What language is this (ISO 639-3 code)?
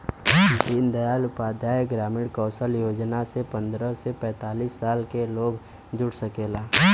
bho